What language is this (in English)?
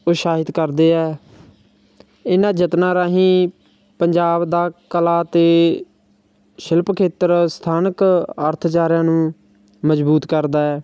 Punjabi